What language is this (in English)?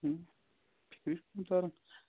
Kashmiri